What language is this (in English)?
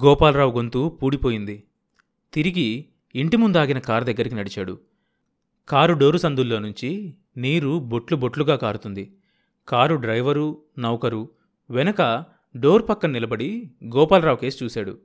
Telugu